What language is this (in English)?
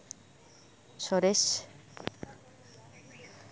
Santali